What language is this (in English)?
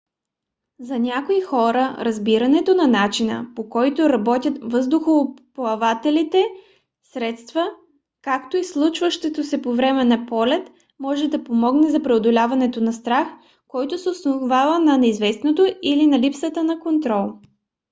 Bulgarian